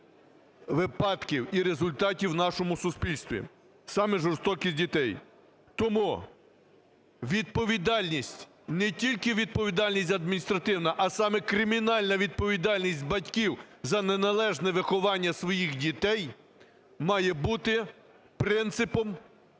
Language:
Ukrainian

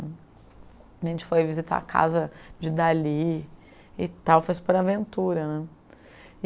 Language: Portuguese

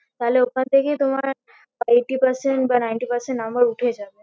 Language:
Bangla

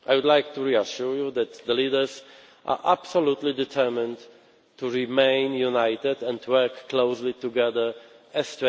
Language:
English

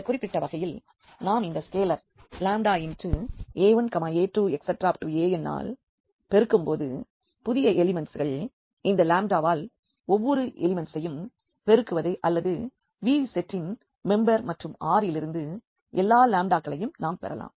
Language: Tamil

